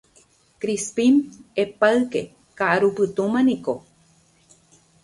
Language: Guarani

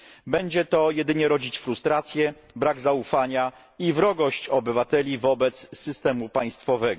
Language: Polish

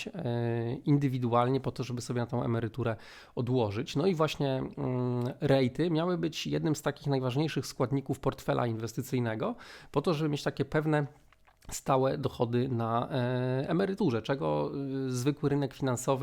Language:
Polish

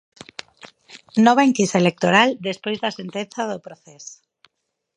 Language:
Galician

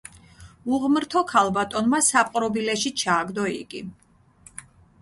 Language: Georgian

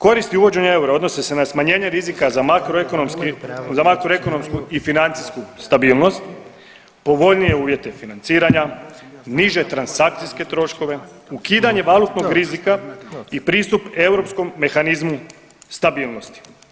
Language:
Croatian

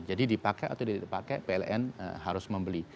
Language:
Indonesian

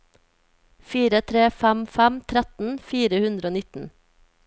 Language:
Norwegian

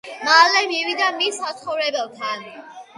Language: Georgian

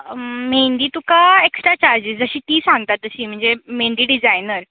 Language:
Konkani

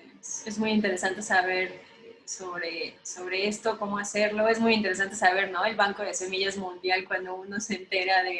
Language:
Spanish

